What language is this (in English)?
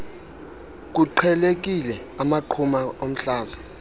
Xhosa